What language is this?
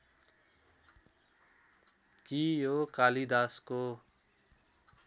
Nepali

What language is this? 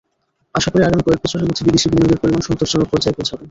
Bangla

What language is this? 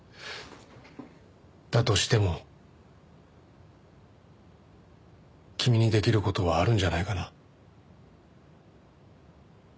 Japanese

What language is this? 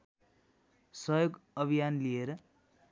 Nepali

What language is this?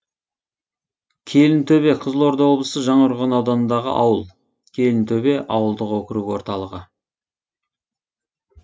Kazakh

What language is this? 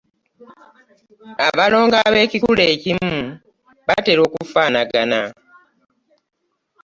Ganda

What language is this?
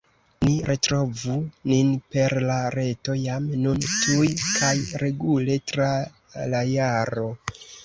Esperanto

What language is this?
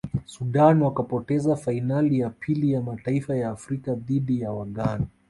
Swahili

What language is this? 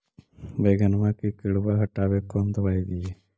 Magahi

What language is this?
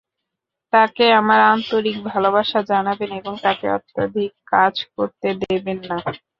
Bangla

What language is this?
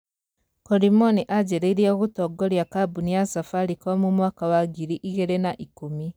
Kikuyu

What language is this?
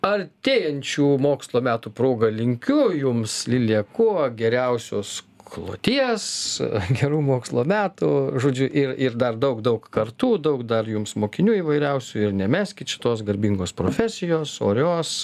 Lithuanian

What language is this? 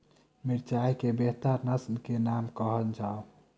Maithili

